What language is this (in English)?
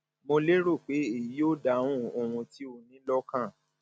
Yoruba